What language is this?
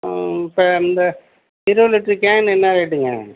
Tamil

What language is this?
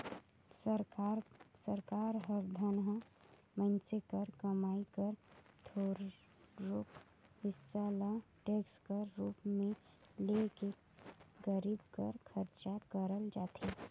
Chhattisgarhi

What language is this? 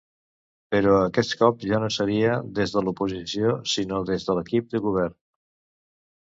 Catalan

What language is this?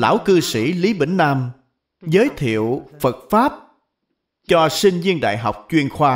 Vietnamese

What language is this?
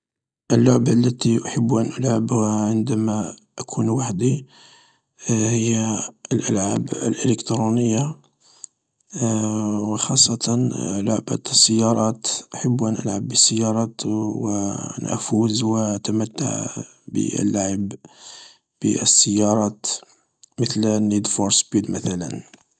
Algerian Arabic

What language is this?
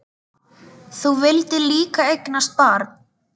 Icelandic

